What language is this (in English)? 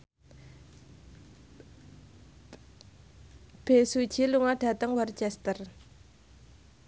Javanese